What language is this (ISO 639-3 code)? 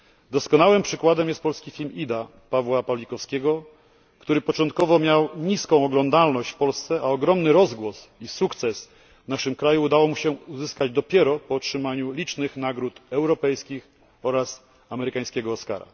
pol